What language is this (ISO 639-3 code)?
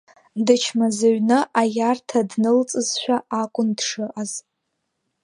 abk